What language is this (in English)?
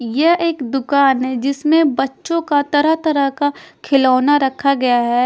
Hindi